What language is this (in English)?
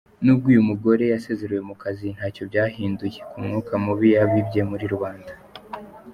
Kinyarwanda